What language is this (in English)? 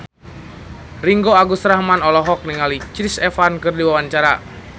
Sundanese